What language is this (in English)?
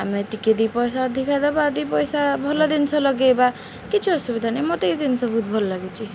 Odia